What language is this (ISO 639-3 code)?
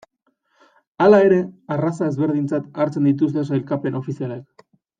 eus